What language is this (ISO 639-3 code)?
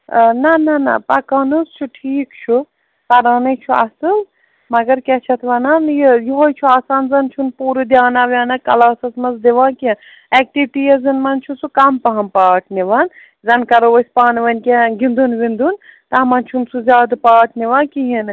kas